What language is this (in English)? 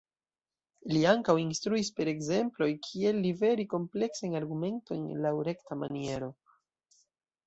Esperanto